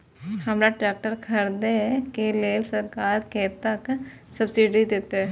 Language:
Maithili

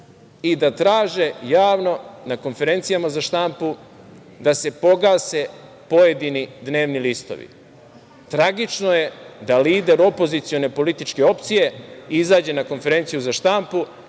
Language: Serbian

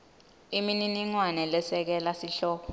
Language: Swati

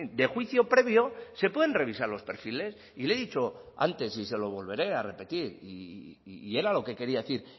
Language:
Spanish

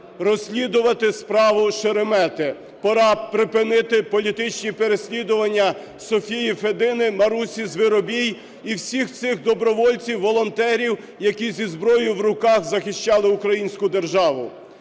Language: Ukrainian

